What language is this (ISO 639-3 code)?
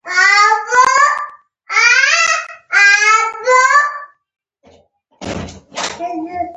pus